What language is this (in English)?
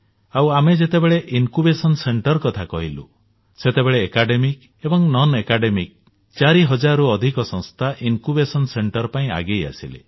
Odia